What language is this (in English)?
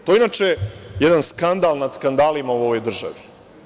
Serbian